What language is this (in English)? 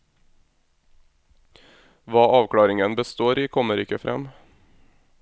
Norwegian